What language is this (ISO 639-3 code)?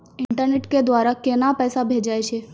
mai